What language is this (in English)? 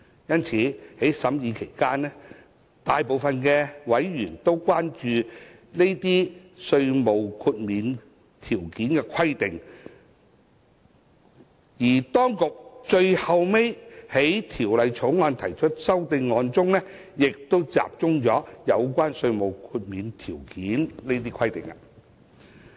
Cantonese